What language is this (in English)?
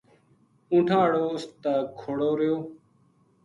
Gujari